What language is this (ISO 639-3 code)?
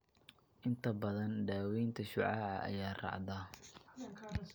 som